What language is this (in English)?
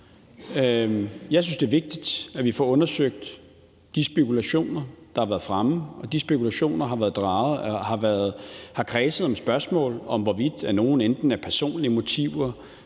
Danish